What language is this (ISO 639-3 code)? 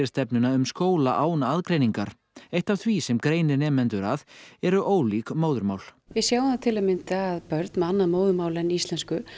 isl